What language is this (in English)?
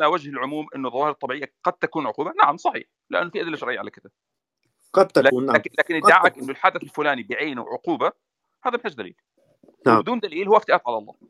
Arabic